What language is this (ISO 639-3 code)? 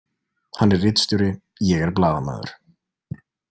isl